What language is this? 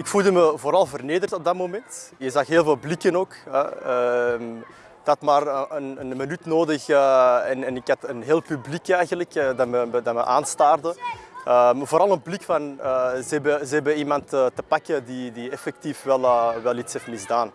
Dutch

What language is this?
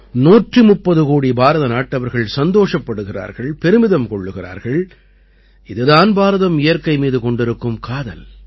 Tamil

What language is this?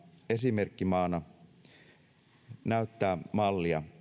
Finnish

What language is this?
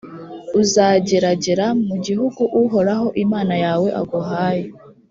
Kinyarwanda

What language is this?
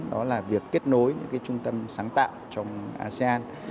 Vietnamese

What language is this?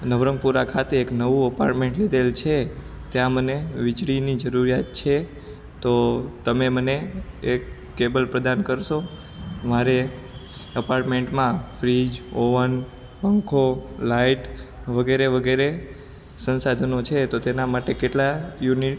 Gujarati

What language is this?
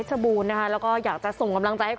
Thai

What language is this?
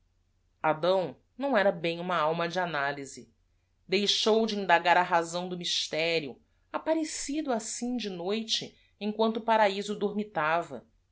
Portuguese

